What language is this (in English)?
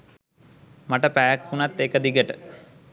Sinhala